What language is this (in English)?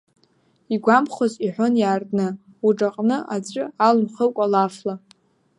Abkhazian